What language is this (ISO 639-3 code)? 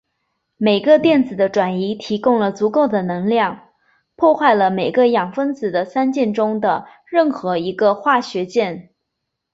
zho